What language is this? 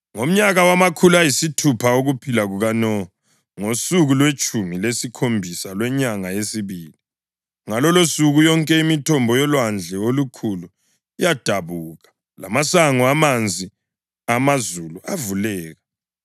North Ndebele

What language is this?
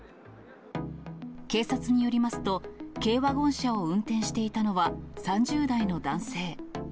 Japanese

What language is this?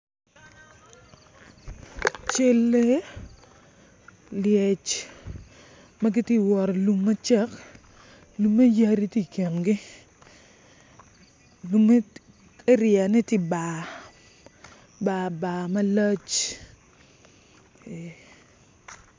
Acoli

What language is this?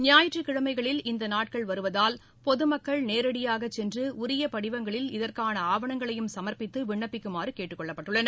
Tamil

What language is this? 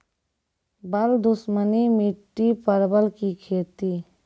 Maithili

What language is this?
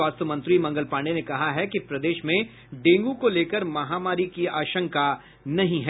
Hindi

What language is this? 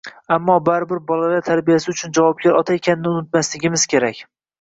Uzbek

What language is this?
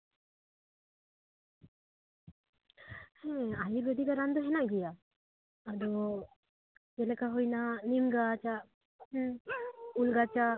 Santali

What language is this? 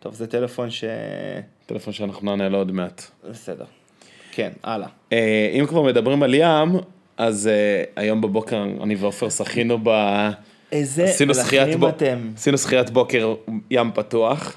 Hebrew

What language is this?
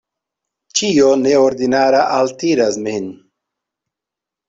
Esperanto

